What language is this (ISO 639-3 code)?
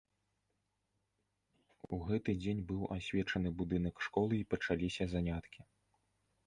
bel